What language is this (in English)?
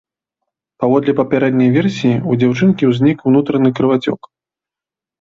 Belarusian